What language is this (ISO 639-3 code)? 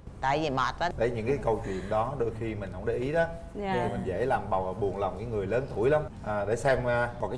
vie